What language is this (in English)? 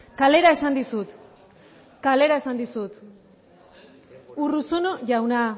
Basque